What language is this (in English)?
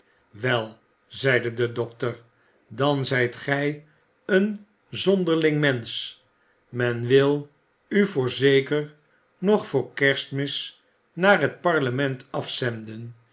Dutch